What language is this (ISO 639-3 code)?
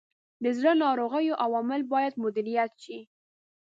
pus